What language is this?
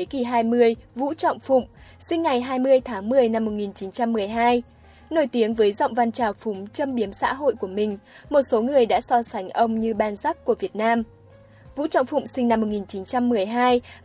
Vietnamese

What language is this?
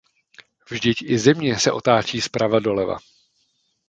Czech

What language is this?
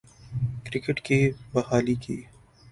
Urdu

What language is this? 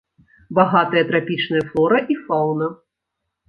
Belarusian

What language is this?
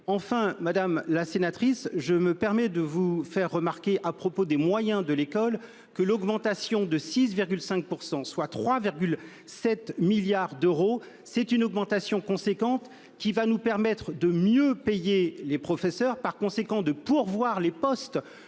French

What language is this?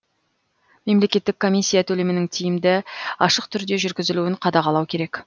Kazakh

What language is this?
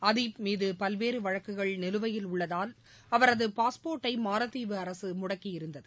Tamil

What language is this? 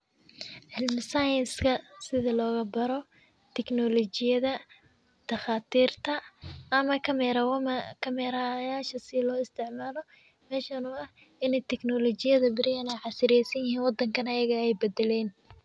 Somali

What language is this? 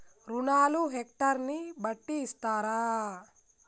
Telugu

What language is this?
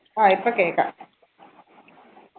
Malayalam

